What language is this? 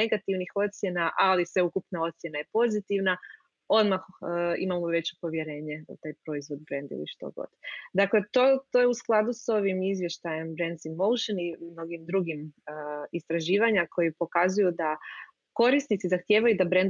Croatian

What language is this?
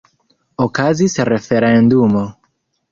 Esperanto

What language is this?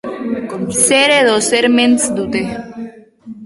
Basque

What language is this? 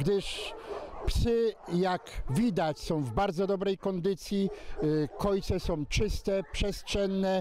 Polish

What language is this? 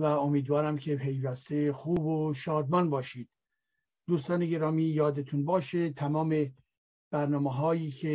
Persian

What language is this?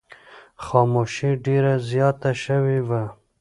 Pashto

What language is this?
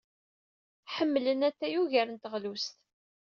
Kabyle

